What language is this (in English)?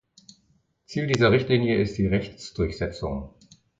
German